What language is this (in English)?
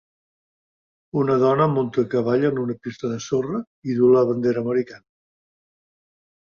Catalan